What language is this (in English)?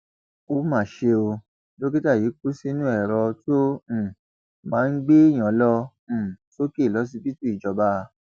Yoruba